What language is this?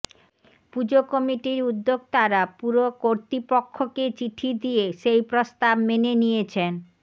Bangla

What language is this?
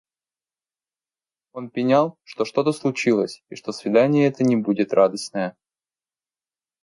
Russian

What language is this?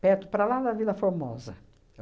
Portuguese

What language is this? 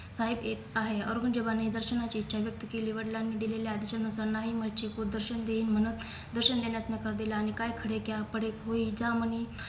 Marathi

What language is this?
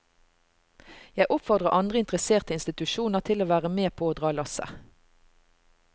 Norwegian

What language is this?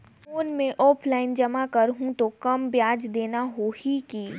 Chhattisgarhi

